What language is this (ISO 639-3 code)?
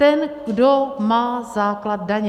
ces